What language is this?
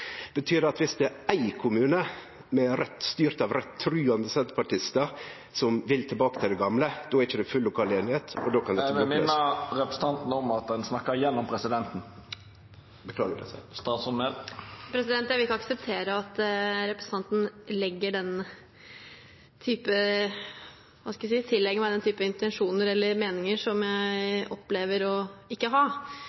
Norwegian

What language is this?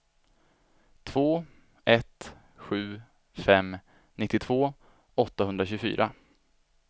Swedish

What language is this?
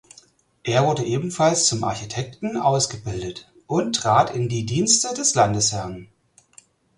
German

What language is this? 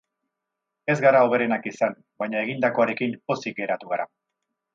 Basque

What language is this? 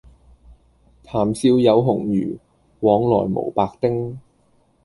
Cantonese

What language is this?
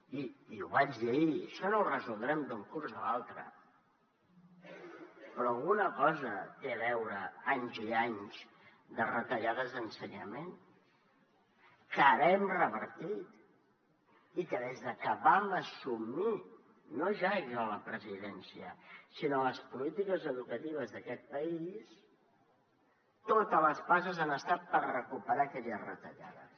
Catalan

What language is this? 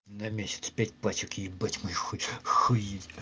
Russian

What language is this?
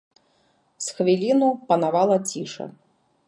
Belarusian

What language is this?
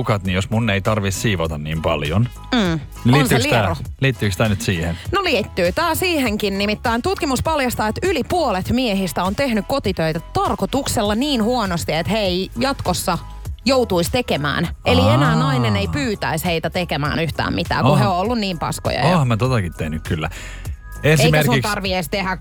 Finnish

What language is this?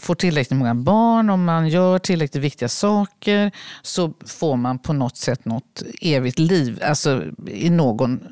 Swedish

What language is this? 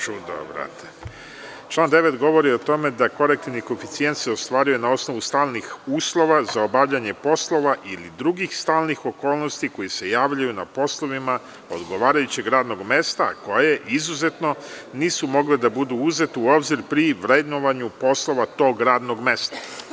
Serbian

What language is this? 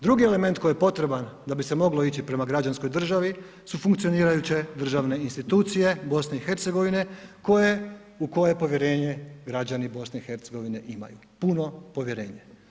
Croatian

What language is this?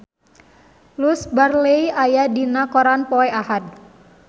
Sundanese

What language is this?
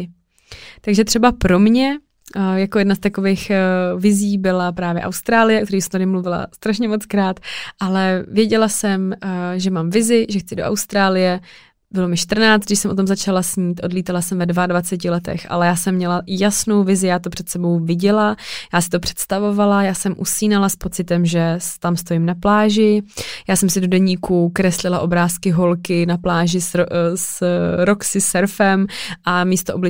Czech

